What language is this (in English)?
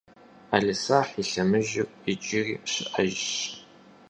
Kabardian